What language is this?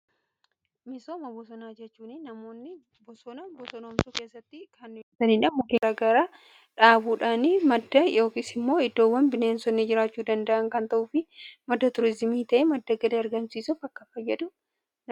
Oromo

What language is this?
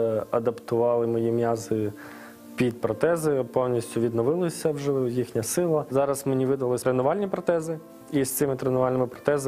Ukrainian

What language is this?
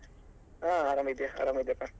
Kannada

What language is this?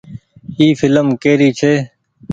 Goaria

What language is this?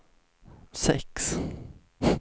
Swedish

